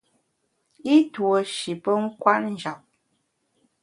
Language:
Bamun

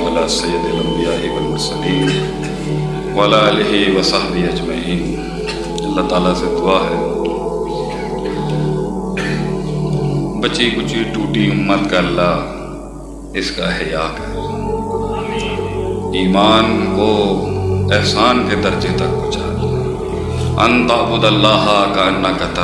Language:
Urdu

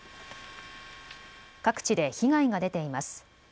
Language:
Japanese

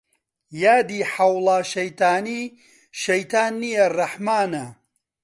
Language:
Central Kurdish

